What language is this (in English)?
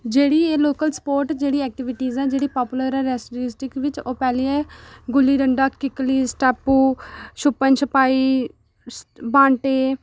Dogri